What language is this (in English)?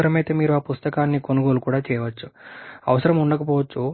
Telugu